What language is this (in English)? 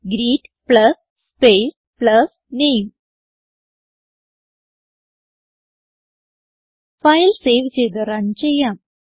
Malayalam